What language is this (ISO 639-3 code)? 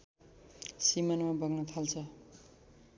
nep